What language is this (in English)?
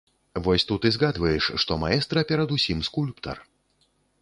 Belarusian